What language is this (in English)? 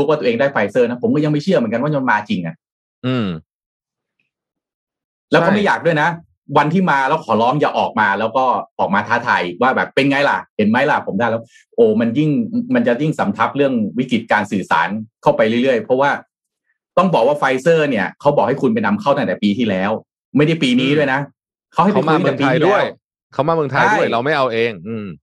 Thai